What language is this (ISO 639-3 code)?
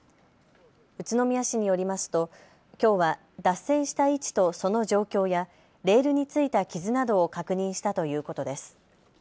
jpn